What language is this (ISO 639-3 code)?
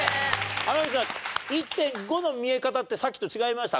jpn